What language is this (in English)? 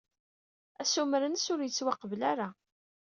Kabyle